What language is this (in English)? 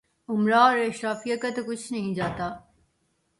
Urdu